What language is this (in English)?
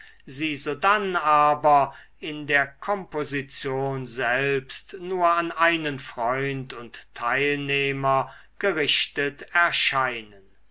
German